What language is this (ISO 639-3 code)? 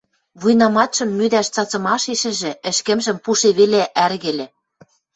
mrj